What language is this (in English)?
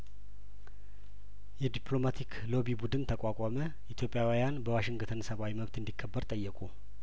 Amharic